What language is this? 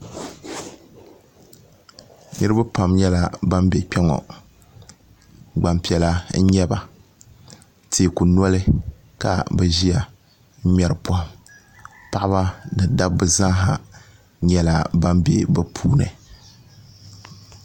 Dagbani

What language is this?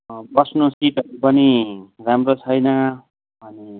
Nepali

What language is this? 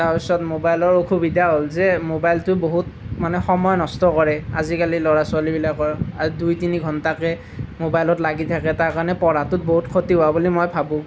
Assamese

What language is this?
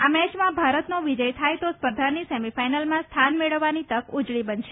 Gujarati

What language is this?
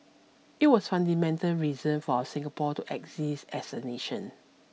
English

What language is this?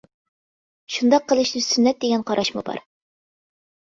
Uyghur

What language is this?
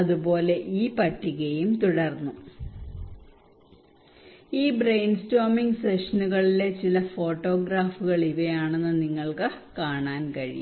Malayalam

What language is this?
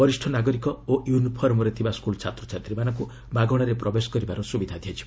Odia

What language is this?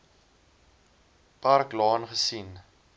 Afrikaans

